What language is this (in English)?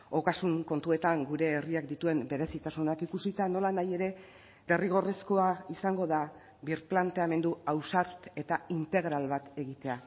Basque